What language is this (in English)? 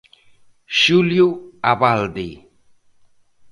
Galician